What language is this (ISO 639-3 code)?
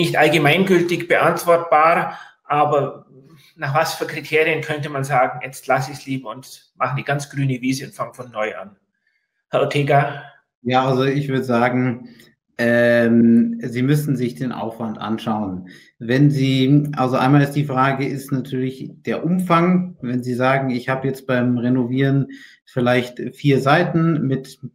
deu